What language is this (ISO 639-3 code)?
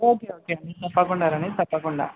tel